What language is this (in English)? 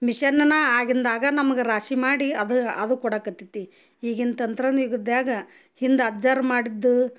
Kannada